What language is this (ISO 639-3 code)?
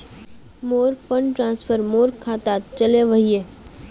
mag